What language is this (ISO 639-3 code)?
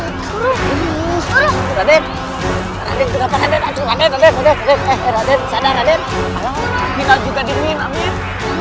ind